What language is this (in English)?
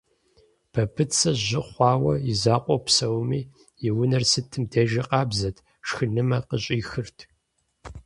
Kabardian